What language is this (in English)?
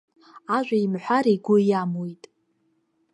Abkhazian